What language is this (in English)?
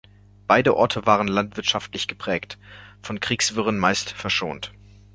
German